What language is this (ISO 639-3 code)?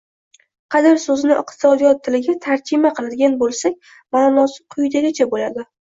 uzb